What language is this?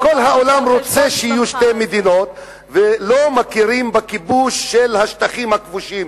Hebrew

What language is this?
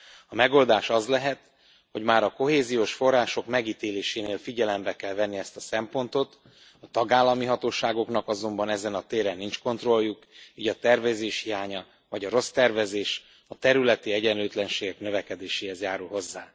Hungarian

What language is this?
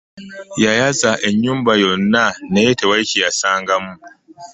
Ganda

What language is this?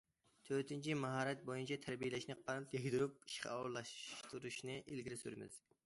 Uyghur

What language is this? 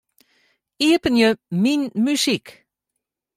Western Frisian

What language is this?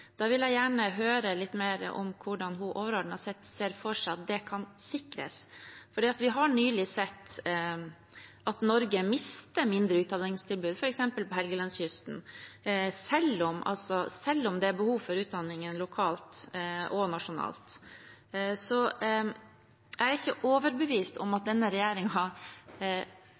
Norwegian Bokmål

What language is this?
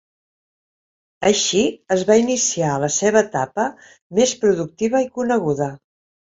Catalan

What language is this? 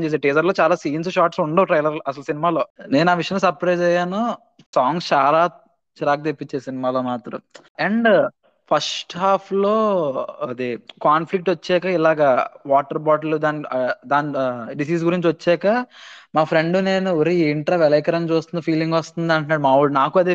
Telugu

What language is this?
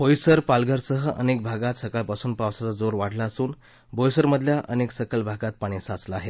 Marathi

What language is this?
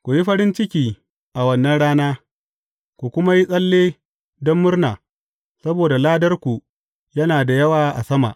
Hausa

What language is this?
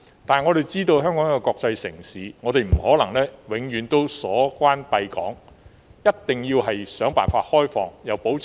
Cantonese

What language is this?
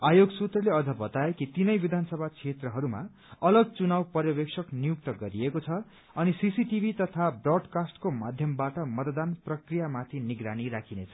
Nepali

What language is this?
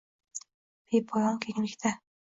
Uzbek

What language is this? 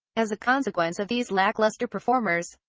English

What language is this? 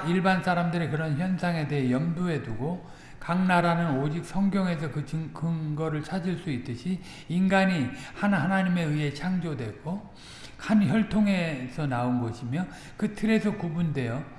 Korean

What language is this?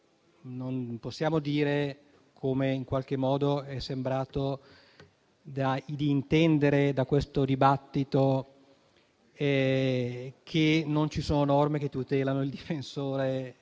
Italian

